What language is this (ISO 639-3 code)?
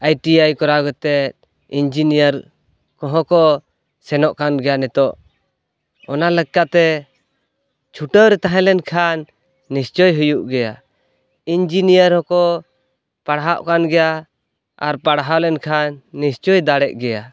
sat